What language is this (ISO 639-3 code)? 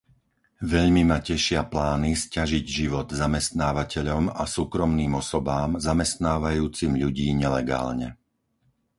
slk